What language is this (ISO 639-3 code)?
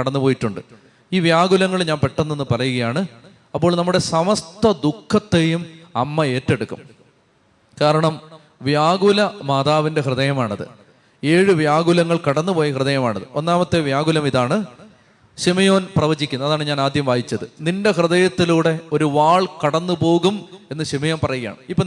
mal